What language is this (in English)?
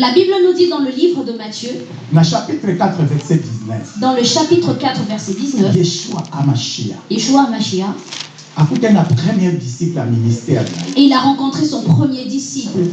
French